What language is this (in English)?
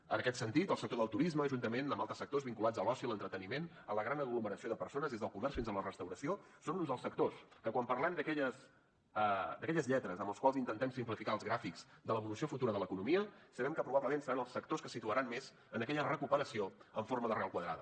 Catalan